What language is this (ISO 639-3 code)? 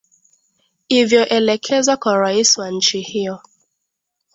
swa